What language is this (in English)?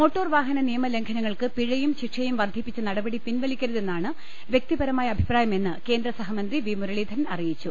Malayalam